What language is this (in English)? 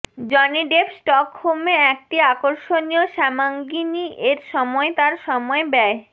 Bangla